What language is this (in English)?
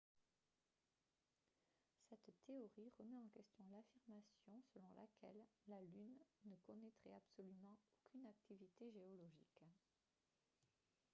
French